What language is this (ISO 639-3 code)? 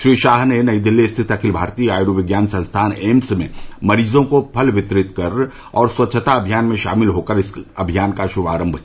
hin